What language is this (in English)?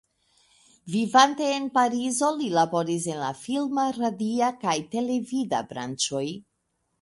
Esperanto